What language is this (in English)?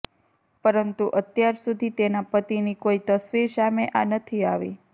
Gujarati